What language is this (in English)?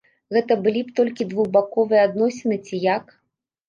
Belarusian